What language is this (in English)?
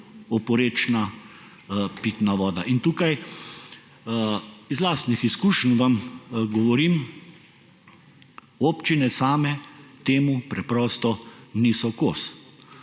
Slovenian